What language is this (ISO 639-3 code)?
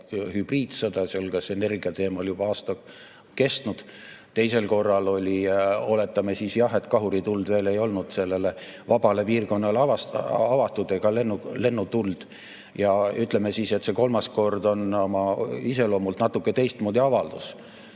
est